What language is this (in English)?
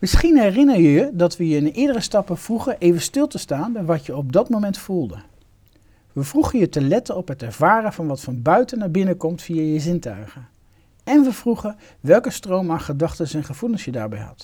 Dutch